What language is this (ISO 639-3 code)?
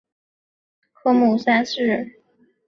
zho